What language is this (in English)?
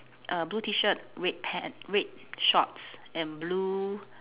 English